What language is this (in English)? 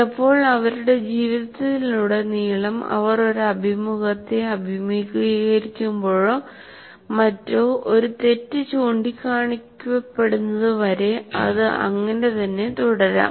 Malayalam